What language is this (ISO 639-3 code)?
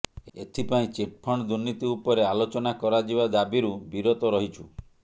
ori